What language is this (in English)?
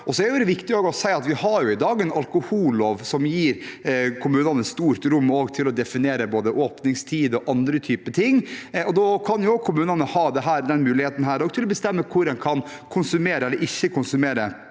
Norwegian